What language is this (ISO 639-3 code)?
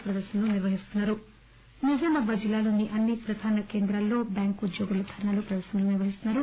tel